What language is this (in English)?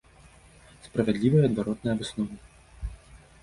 Belarusian